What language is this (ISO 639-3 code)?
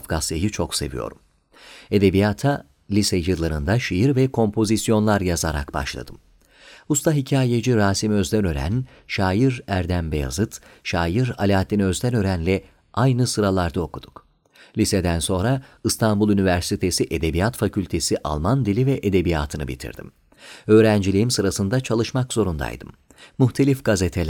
tur